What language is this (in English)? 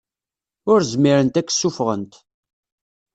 Kabyle